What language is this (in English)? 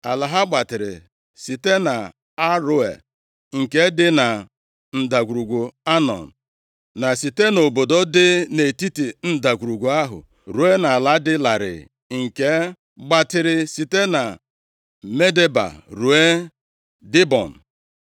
Igbo